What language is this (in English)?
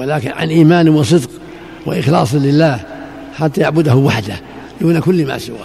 Arabic